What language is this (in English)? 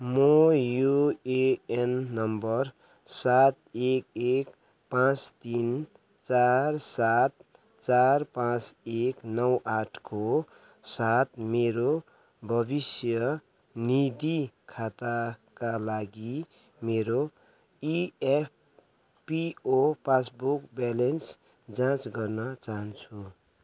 Nepali